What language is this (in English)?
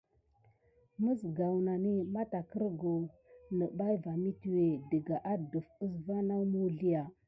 Gidar